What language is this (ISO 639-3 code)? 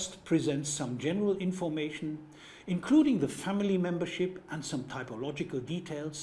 eng